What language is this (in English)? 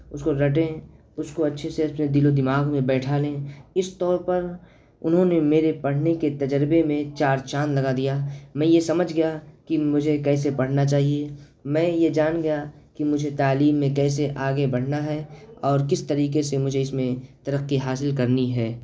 Urdu